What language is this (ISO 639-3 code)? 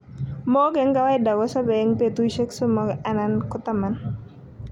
kln